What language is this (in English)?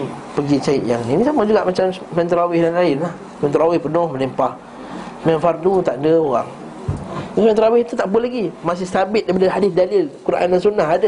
Malay